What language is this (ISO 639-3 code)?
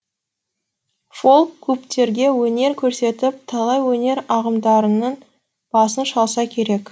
kaz